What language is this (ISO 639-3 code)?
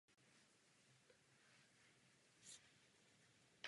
ces